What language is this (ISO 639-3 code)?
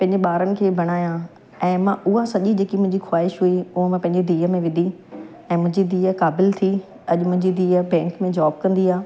snd